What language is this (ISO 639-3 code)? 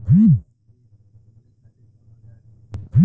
bho